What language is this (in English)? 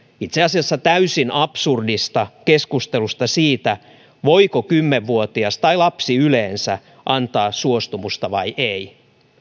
Finnish